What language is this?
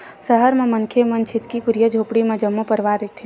Chhattisgarhi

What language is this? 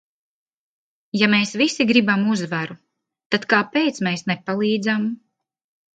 Latvian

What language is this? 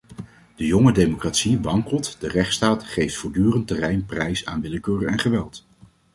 Dutch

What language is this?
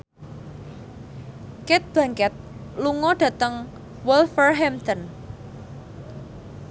Javanese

